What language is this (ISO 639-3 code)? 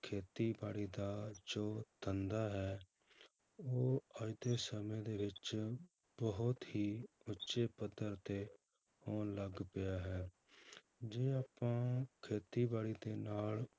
pan